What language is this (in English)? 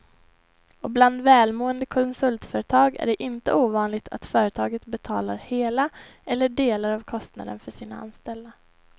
Swedish